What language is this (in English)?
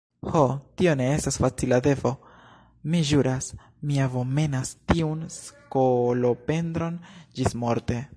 Esperanto